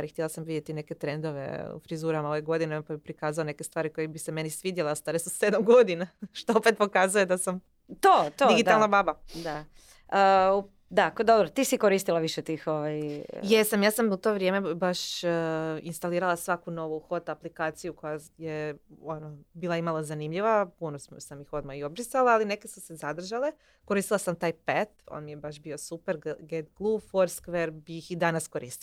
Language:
Croatian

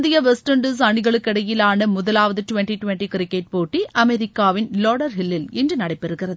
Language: Tamil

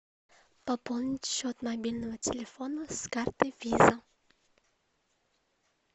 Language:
Russian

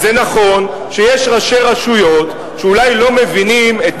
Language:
Hebrew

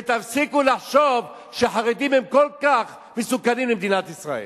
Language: Hebrew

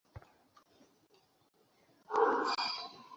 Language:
Bangla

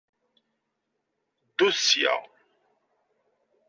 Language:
Kabyle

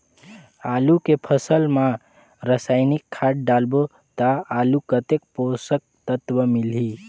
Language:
Chhattisgarhi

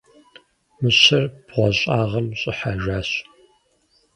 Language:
Kabardian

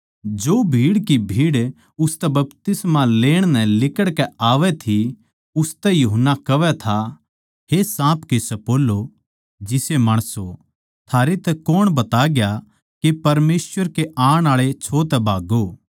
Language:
Haryanvi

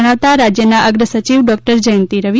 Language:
Gujarati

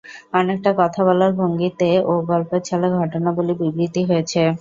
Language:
Bangla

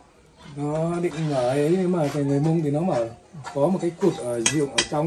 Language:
Vietnamese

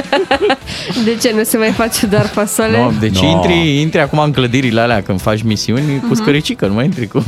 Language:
Romanian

